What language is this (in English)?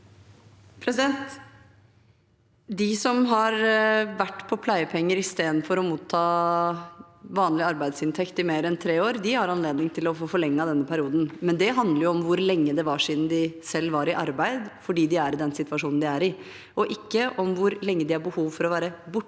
Norwegian